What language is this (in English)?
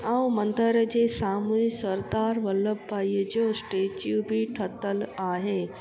Sindhi